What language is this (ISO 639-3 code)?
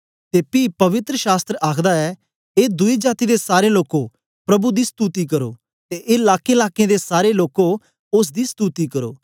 doi